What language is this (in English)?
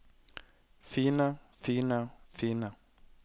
Norwegian